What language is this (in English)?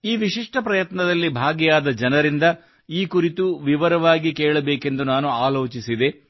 Kannada